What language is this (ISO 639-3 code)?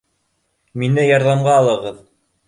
bak